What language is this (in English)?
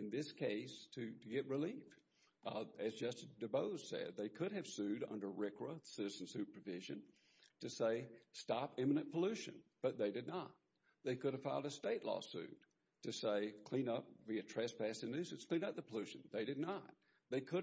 English